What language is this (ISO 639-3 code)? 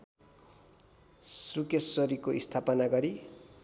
nep